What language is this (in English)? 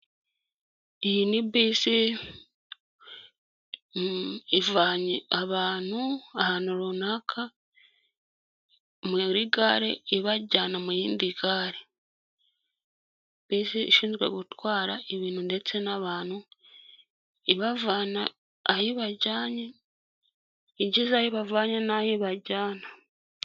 Kinyarwanda